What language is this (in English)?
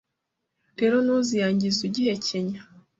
Kinyarwanda